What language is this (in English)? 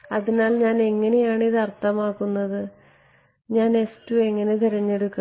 Malayalam